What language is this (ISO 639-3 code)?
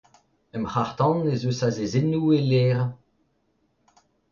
bre